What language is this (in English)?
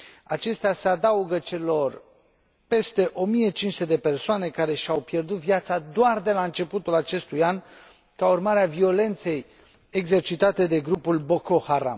Romanian